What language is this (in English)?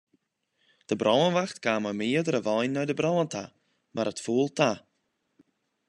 Western Frisian